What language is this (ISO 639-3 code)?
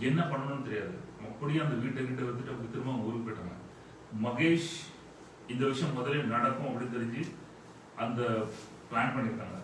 eng